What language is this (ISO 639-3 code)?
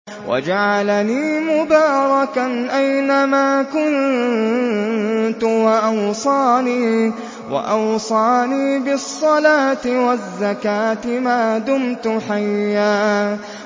ara